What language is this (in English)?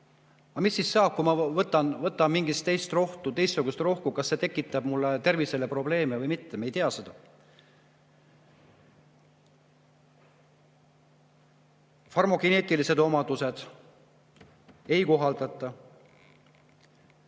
Estonian